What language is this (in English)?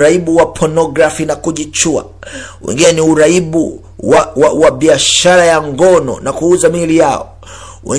Swahili